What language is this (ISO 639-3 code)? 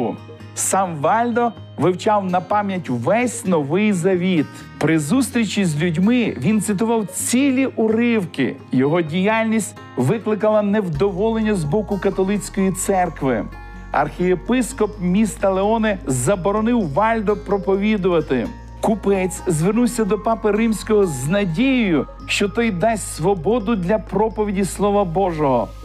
ukr